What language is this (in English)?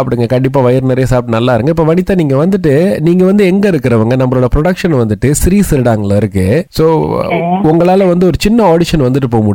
Tamil